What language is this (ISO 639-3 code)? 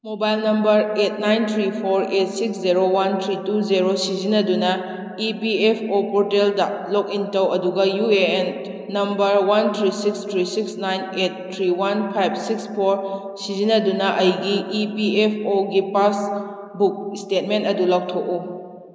mni